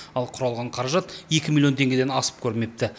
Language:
Kazakh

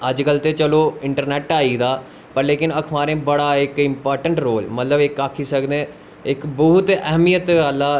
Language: Dogri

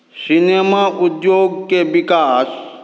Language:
Maithili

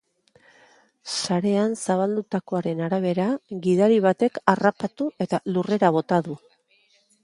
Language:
Basque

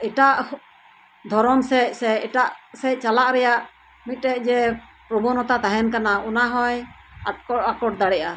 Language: Santali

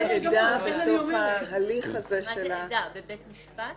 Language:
Hebrew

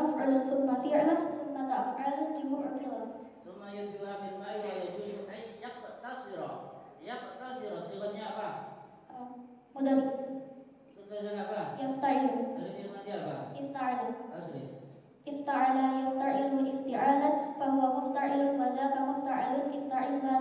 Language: Indonesian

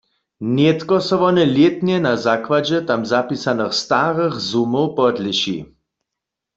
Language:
Upper Sorbian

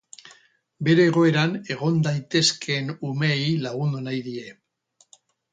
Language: Basque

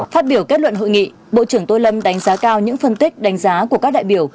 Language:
Vietnamese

